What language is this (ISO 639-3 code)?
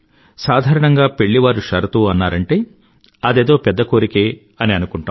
tel